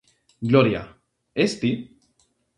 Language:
Galician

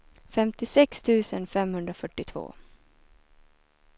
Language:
Swedish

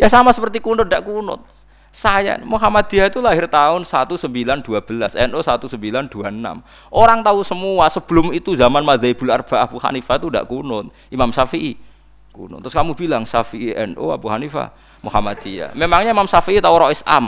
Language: Indonesian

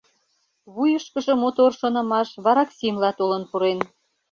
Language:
Mari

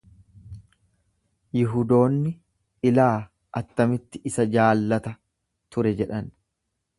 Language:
Oromo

